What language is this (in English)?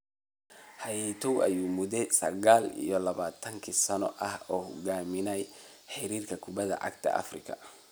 Somali